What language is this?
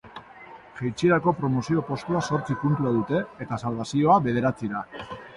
Basque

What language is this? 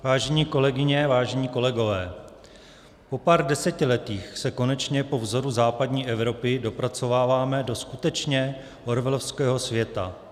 Czech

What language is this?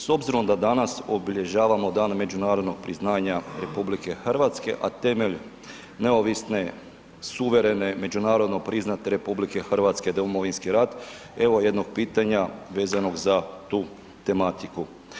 Croatian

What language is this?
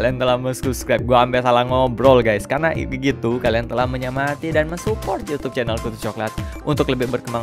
Indonesian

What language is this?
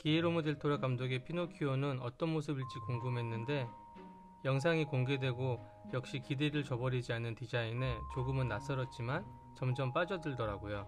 Korean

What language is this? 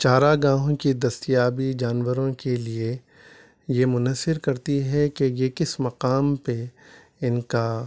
Urdu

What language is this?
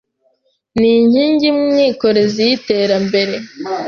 Kinyarwanda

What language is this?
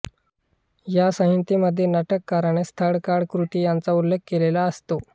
Marathi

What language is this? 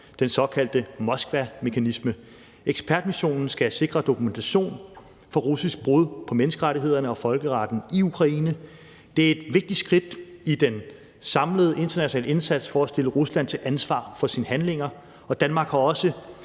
Danish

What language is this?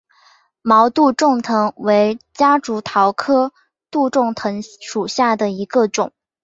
Chinese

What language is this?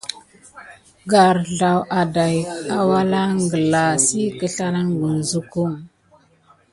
Gidar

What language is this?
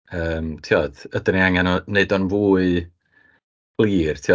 Welsh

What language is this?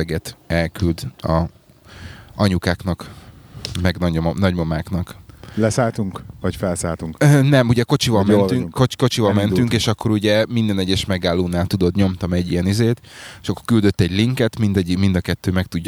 Hungarian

